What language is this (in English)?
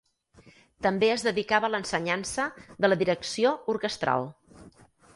Catalan